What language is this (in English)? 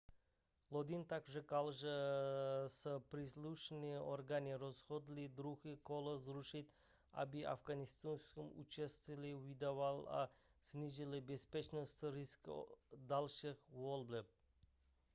Czech